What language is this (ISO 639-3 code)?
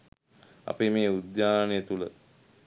sin